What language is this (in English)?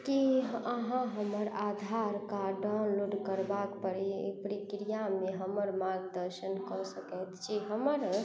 Maithili